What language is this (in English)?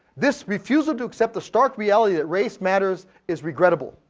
English